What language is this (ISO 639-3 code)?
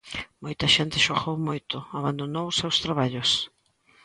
glg